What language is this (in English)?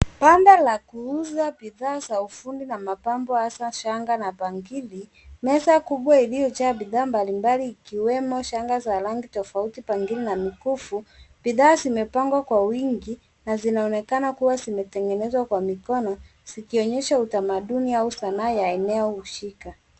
Swahili